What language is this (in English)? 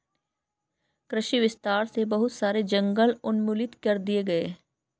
Hindi